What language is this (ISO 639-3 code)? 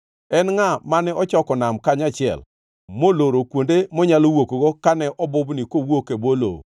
luo